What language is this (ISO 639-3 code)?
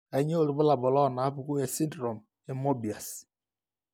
mas